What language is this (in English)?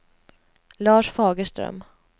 Swedish